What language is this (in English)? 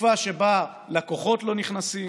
Hebrew